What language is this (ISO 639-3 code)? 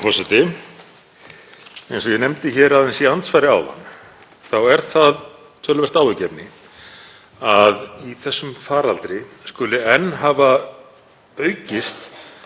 isl